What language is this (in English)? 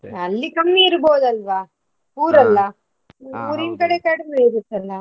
Kannada